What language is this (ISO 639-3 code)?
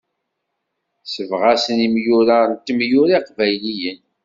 kab